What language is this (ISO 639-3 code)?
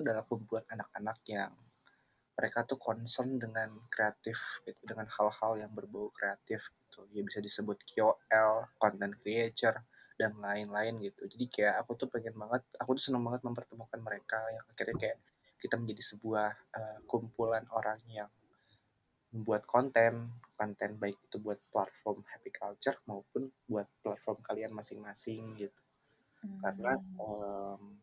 ind